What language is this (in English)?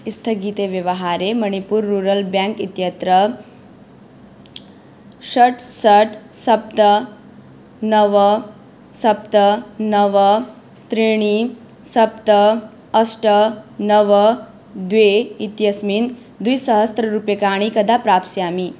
Sanskrit